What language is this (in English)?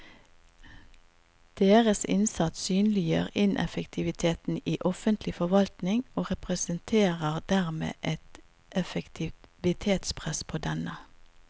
Norwegian